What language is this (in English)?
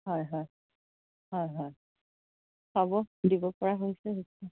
Assamese